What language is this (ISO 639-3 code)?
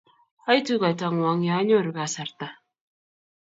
kln